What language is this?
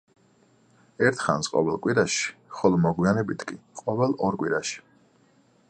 Georgian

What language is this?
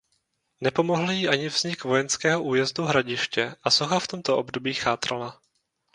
Czech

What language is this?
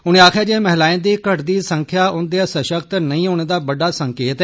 Dogri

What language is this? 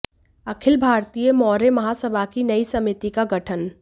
Hindi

